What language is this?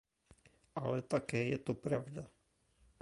Czech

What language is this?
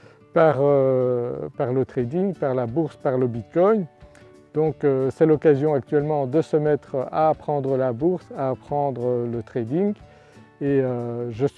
French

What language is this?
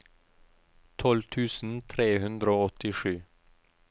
Norwegian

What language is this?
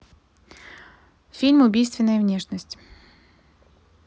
Russian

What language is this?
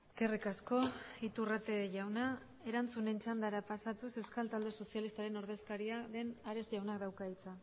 Basque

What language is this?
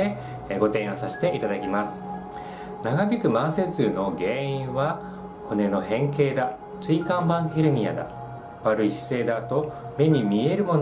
Japanese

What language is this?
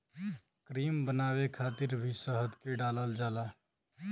Bhojpuri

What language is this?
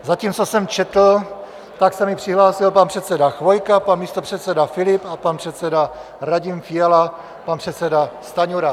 Czech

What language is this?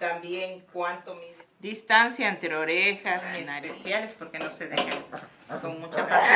Spanish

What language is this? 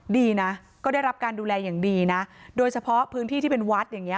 Thai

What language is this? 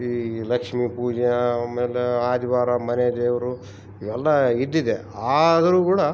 Kannada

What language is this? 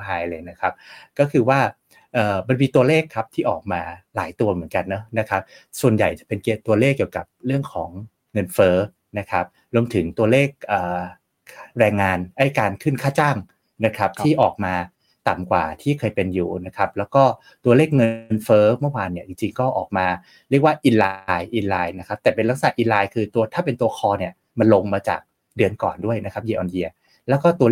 Thai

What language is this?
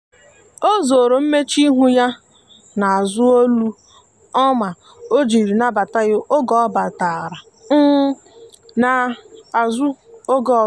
Igbo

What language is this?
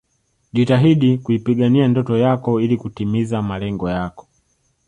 Swahili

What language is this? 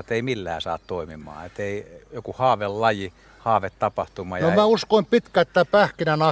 Finnish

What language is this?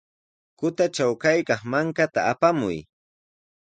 Sihuas Ancash Quechua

